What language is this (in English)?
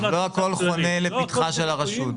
Hebrew